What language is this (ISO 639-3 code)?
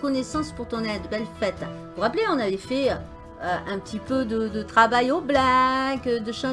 fra